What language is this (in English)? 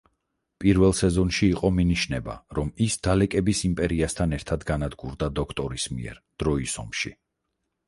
Georgian